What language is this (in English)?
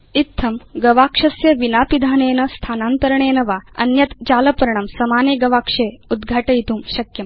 Sanskrit